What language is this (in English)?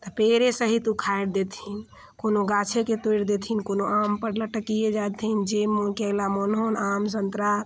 Maithili